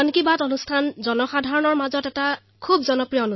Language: Assamese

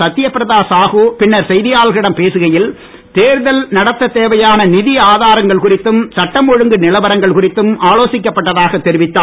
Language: Tamil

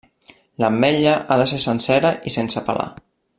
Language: Catalan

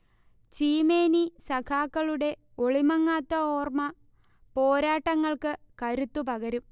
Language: Malayalam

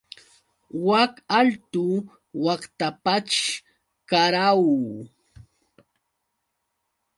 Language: Yauyos Quechua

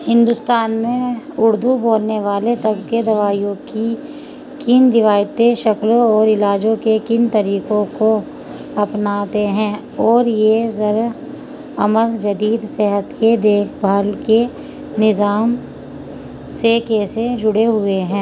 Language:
Urdu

